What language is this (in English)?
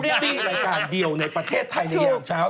Thai